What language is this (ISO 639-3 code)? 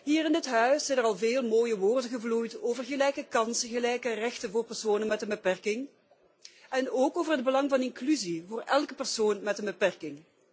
nld